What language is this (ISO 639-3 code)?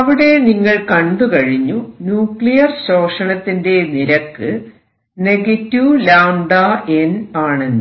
mal